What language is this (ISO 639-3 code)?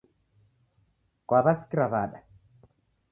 dav